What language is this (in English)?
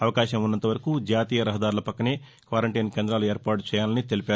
Telugu